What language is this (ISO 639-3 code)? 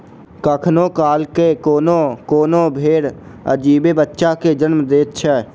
mai